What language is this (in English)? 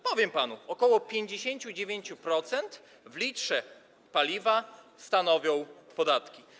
Polish